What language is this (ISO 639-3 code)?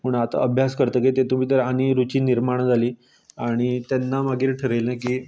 kok